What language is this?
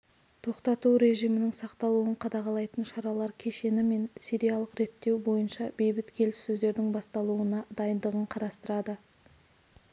Kazakh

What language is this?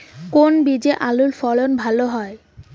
Bangla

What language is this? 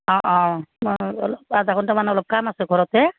Assamese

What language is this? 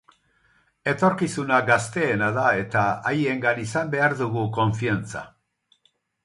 Basque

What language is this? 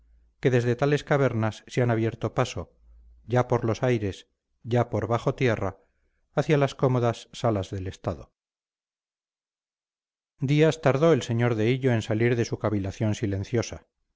Spanish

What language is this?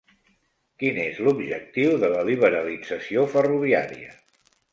Catalan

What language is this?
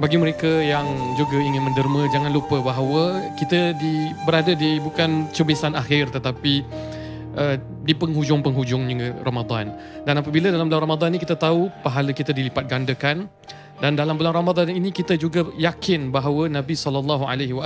Malay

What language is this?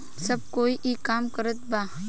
Bhojpuri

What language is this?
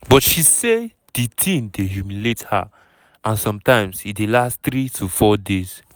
Nigerian Pidgin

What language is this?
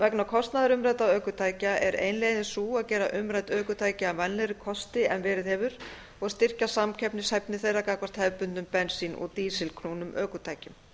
Icelandic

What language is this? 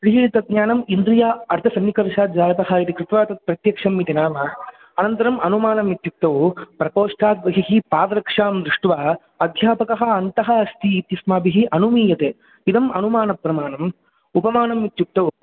Sanskrit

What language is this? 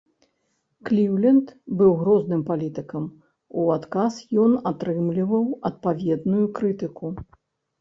Belarusian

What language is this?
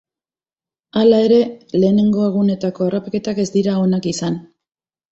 Basque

